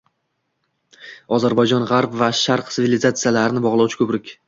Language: Uzbek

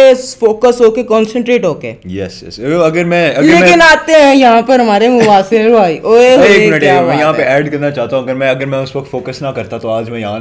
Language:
Urdu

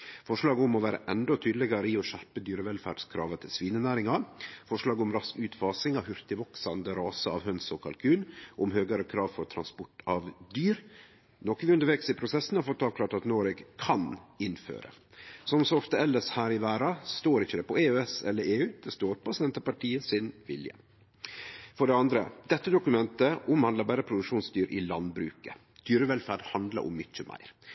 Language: Norwegian Nynorsk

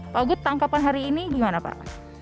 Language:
Indonesian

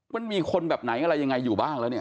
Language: Thai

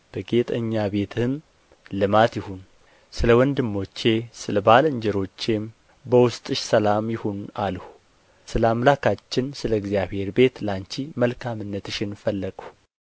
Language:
Amharic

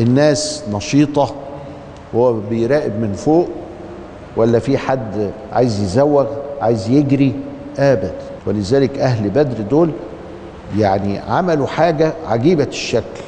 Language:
Arabic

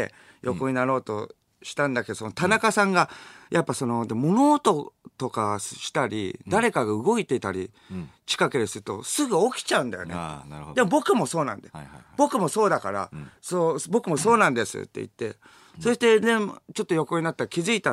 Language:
Japanese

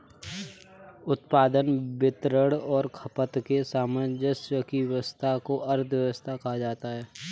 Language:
Hindi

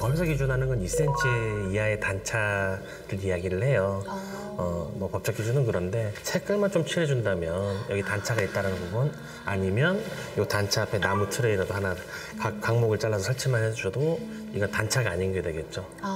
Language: Korean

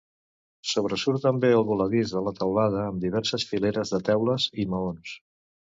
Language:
Catalan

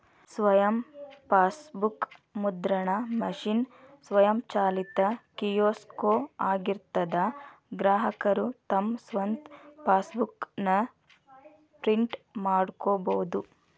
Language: Kannada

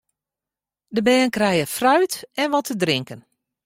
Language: Western Frisian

